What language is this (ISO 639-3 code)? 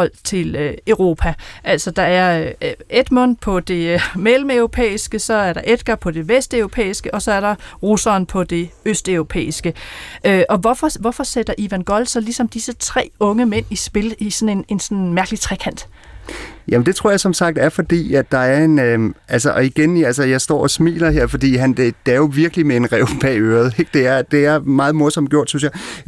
dan